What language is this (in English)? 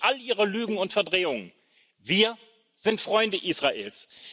German